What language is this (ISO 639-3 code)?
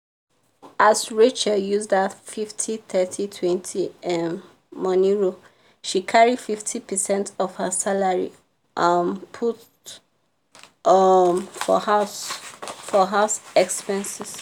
pcm